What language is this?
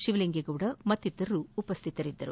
Kannada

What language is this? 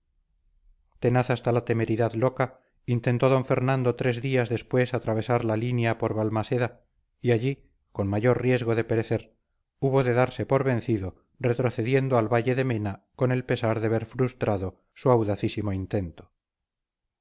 Spanish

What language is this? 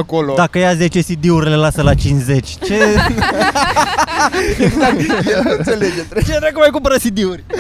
Romanian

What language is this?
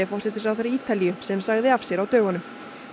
Icelandic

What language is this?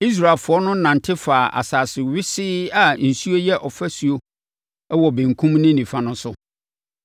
Akan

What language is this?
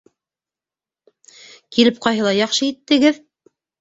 Bashkir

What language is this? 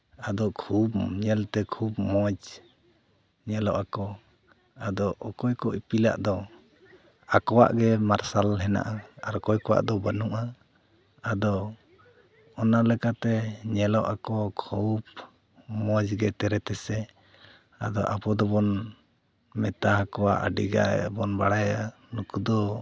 Santali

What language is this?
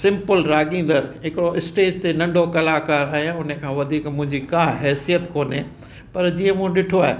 Sindhi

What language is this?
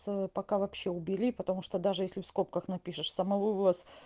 Russian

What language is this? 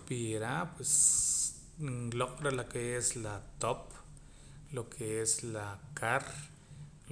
Poqomam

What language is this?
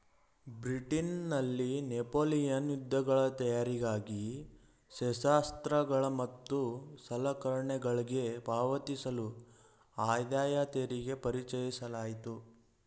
Kannada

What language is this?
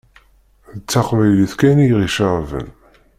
Kabyle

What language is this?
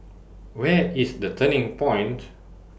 English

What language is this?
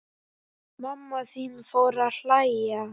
Icelandic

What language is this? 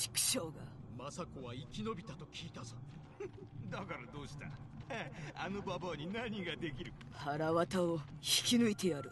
Japanese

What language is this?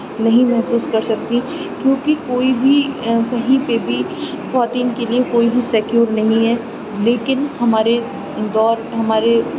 Urdu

